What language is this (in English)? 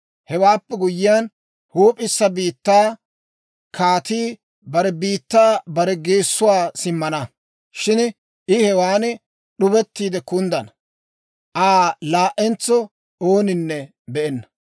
Dawro